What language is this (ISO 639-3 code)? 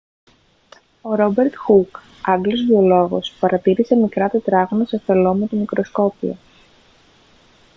ell